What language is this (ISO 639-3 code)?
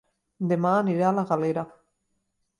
cat